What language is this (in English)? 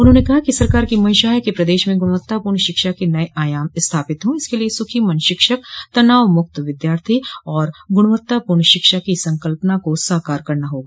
Hindi